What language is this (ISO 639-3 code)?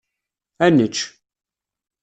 kab